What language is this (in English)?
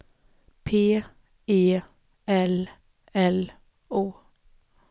Swedish